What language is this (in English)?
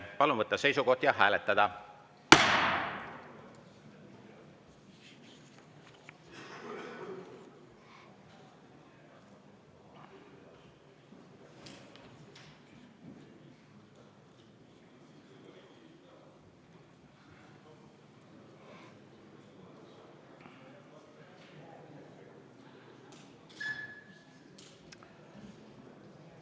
Estonian